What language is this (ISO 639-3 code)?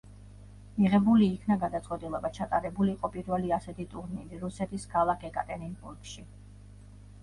kat